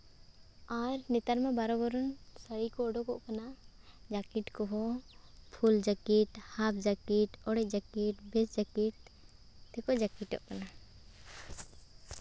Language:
Santali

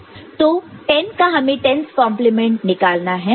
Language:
Hindi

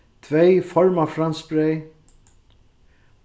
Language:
Faroese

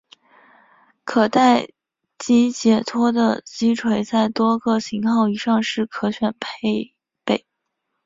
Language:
Chinese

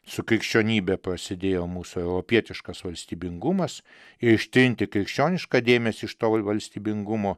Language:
Lithuanian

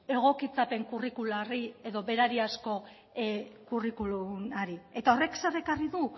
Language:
Basque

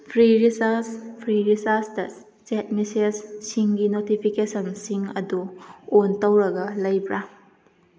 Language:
Manipuri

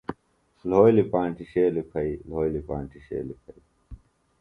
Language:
Phalura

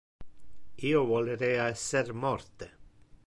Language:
Interlingua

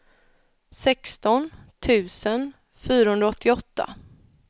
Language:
Swedish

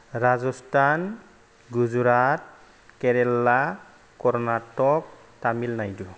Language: Bodo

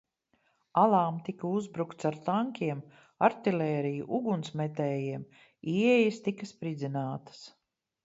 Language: Latvian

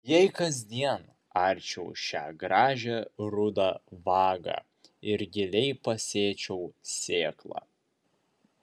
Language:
Lithuanian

